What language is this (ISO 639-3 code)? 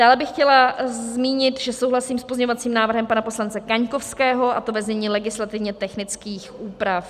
ces